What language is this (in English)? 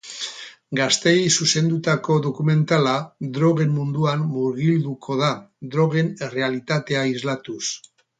Basque